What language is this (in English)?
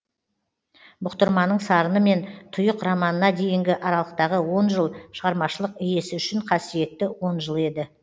Kazakh